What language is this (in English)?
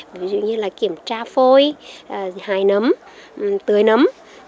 Vietnamese